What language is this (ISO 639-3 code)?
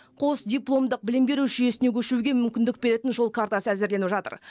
kaz